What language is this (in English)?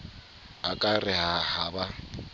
Southern Sotho